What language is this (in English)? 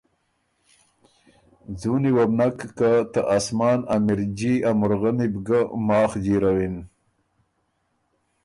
Ormuri